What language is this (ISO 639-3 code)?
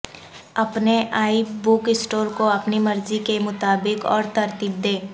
urd